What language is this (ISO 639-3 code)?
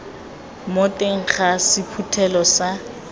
tsn